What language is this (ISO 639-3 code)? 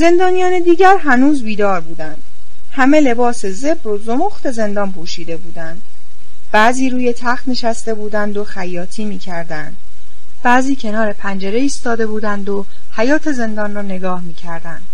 fas